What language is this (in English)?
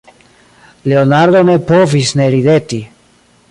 Esperanto